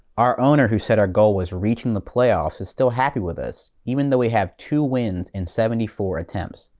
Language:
English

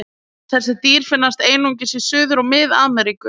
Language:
Icelandic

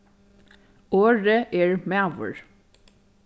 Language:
Faroese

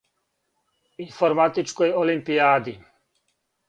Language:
Serbian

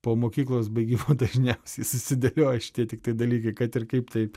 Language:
Lithuanian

